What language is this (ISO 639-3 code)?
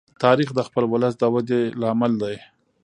pus